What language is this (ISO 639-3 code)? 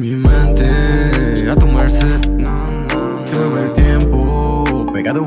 spa